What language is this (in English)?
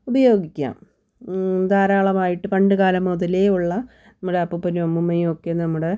Malayalam